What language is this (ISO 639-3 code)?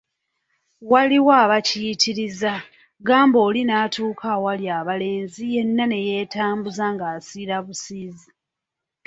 lug